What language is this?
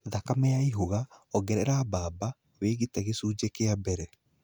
Kikuyu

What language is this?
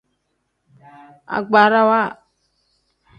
Tem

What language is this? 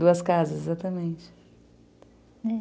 Portuguese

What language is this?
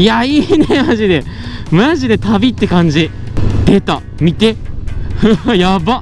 Japanese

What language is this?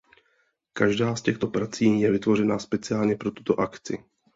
Czech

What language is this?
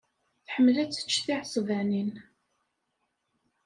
Kabyle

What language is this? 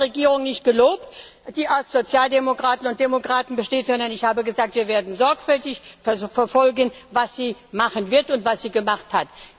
German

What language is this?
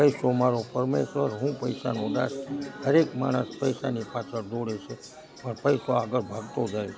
Gujarati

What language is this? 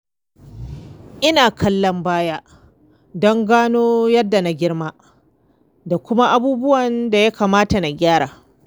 Hausa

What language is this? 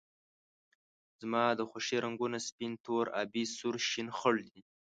Pashto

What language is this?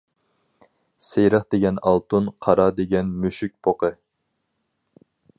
Uyghur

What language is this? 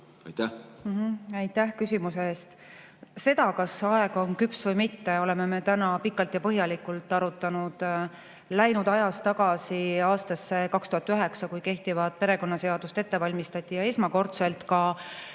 Estonian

